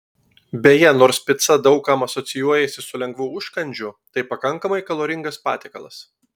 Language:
Lithuanian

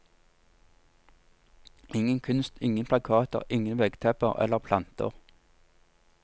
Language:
Norwegian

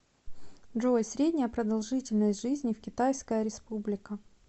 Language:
Russian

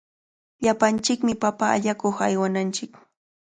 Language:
Cajatambo North Lima Quechua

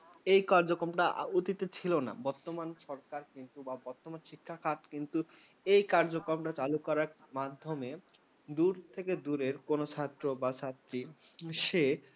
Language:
Bangla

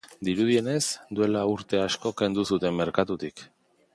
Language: Basque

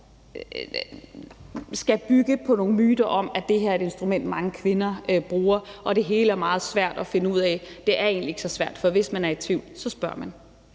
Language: Danish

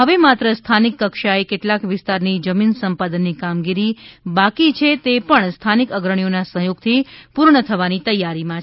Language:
Gujarati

